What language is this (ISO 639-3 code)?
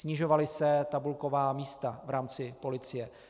ces